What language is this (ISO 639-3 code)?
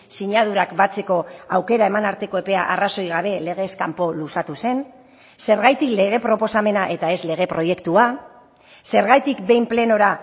eus